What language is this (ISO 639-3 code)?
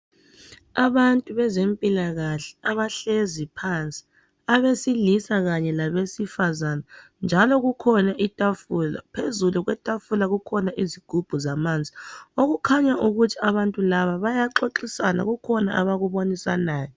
nde